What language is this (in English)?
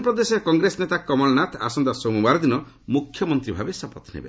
Odia